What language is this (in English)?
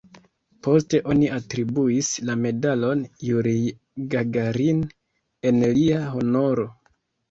Esperanto